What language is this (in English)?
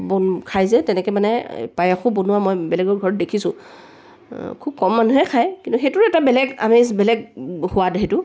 Assamese